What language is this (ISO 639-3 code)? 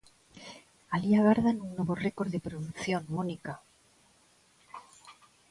glg